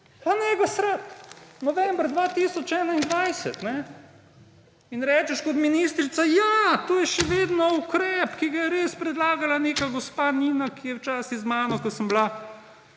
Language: Slovenian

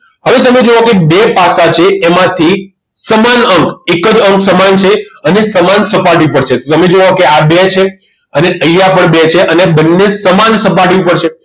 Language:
Gujarati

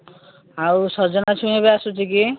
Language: Odia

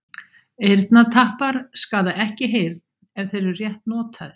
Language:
Icelandic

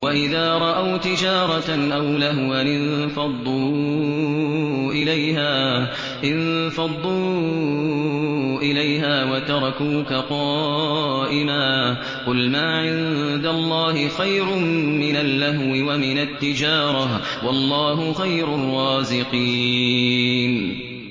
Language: Arabic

